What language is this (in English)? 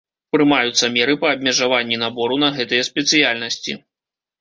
Belarusian